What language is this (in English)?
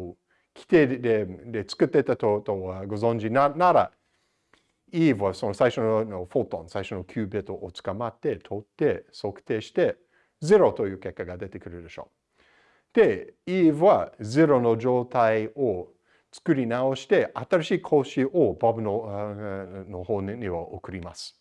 Japanese